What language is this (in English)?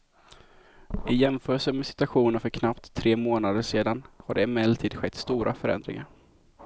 Swedish